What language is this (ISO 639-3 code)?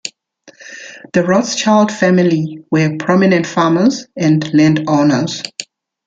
eng